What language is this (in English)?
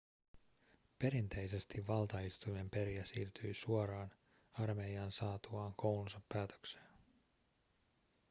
Finnish